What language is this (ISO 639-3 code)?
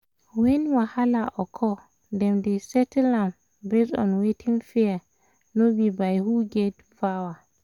pcm